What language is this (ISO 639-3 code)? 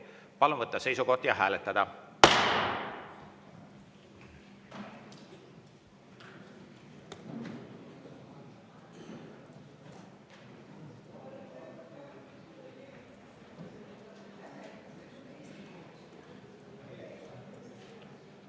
est